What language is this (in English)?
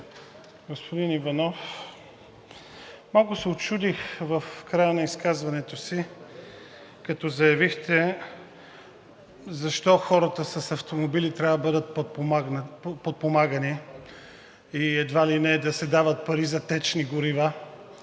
Bulgarian